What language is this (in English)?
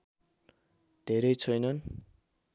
Nepali